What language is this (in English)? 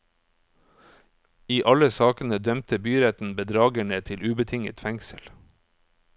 Norwegian